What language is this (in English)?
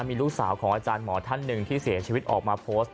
Thai